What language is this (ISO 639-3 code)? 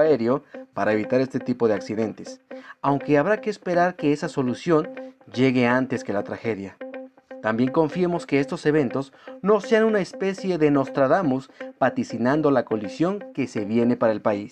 spa